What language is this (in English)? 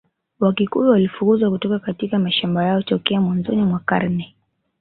Swahili